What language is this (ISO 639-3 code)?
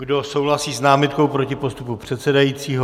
ces